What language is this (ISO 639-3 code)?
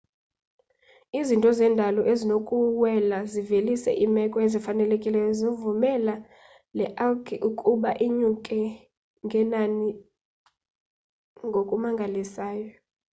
xho